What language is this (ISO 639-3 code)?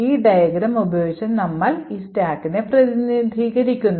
mal